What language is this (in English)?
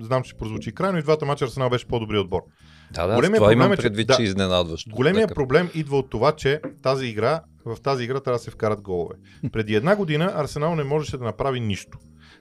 Bulgarian